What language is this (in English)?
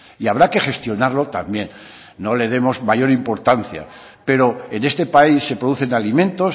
Spanish